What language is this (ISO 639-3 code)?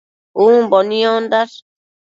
mcf